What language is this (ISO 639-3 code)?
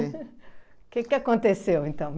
por